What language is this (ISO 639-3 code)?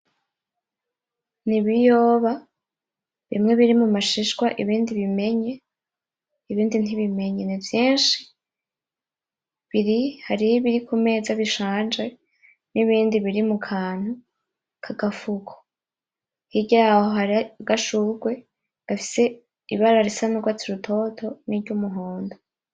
run